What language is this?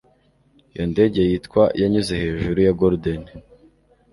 Kinyarwanda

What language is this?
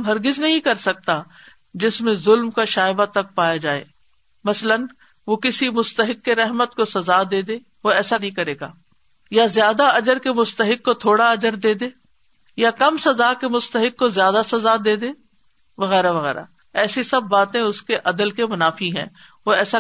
Urdu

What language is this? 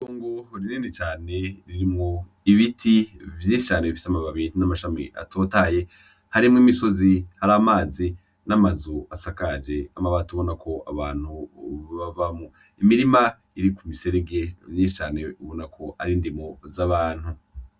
Rundi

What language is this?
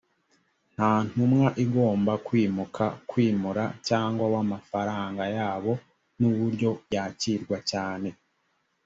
Kinyarwanda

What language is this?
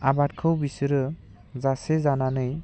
Bodo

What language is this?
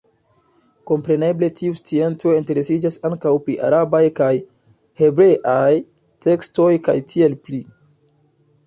Esperanto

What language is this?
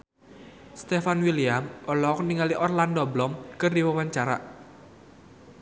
Sundanese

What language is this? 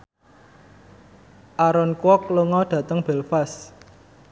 Javanese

